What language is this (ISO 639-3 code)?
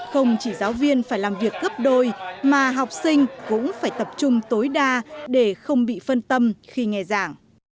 vie